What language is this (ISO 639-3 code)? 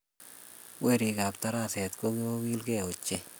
kln